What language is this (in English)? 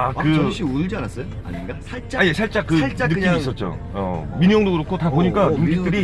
Korean